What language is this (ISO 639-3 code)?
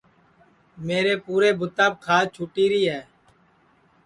ssi